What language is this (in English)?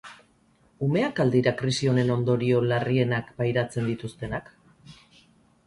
Basque